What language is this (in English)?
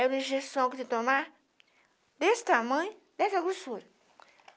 Portuguese